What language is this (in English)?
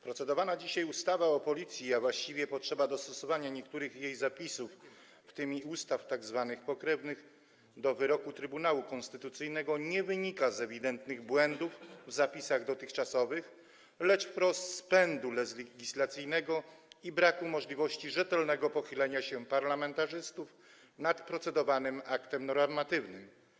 Polish